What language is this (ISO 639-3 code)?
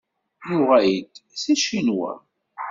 kab